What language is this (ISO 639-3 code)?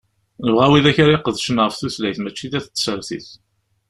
kab